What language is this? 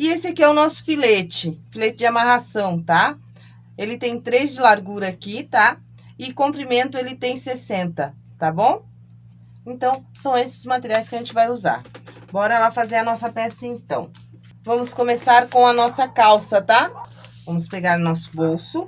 Portuguese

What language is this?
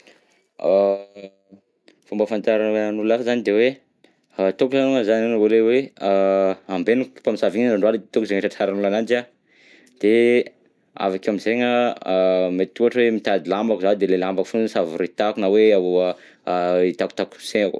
Southern Betsimisaraka Malagasy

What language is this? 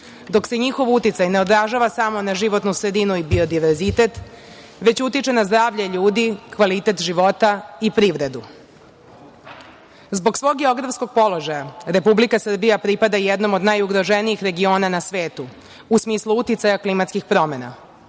Serbian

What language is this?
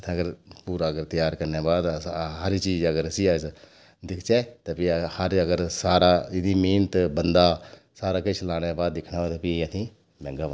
Dogri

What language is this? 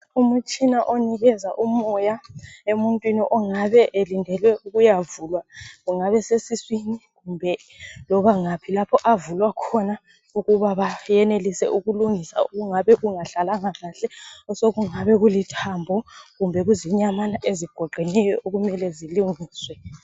North Ndebele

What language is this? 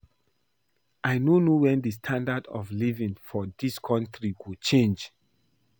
Nigerian Pidgin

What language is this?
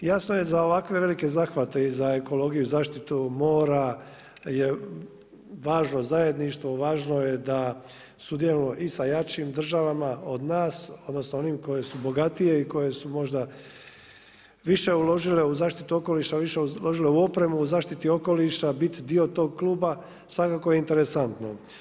Croatian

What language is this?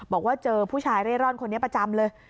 Thai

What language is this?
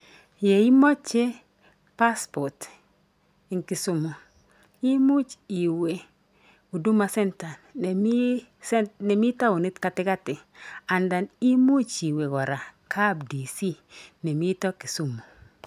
Kalenjin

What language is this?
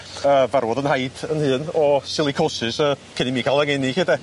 Welsh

